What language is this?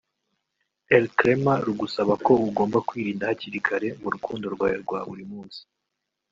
Kinyarwanda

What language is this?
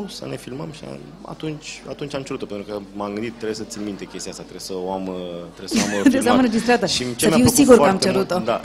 Romanian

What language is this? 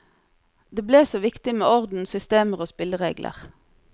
Norwegian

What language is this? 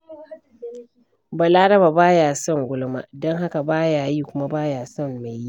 Hausa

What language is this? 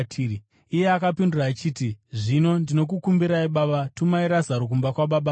Shona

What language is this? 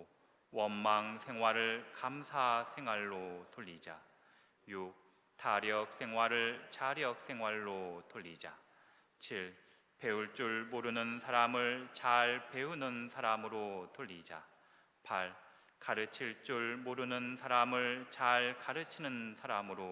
Korean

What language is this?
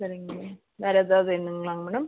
Tamil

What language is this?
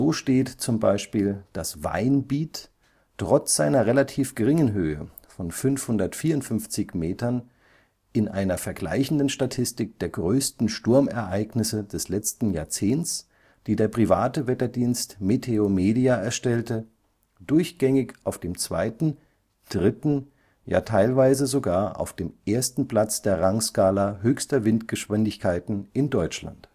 German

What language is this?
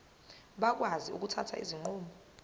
Zulu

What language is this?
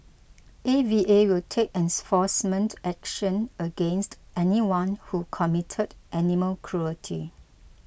English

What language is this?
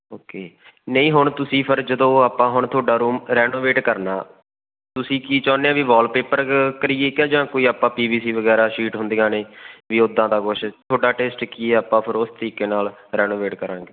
Punjabi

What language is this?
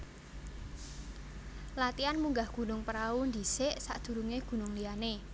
Javanese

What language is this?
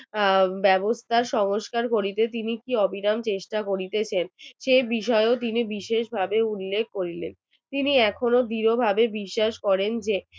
Bangla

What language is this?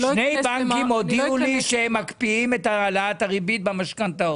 Hebrew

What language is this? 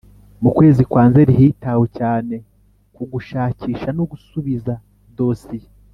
Kinyarwanda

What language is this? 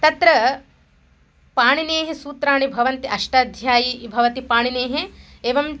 Sanskrit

